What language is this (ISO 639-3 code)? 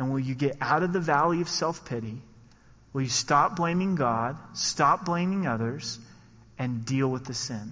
eng